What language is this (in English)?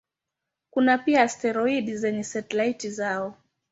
Swahili